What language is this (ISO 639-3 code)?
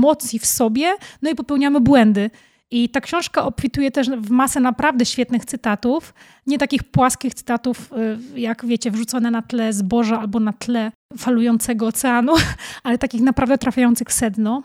pol